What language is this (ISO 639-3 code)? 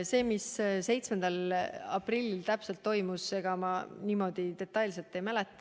est